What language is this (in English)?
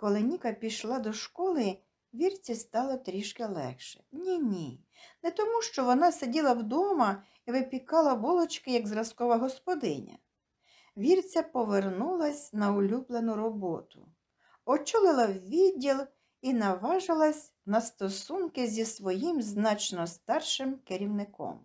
Ukrainian